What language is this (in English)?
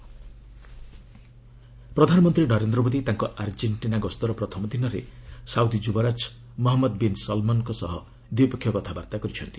Odia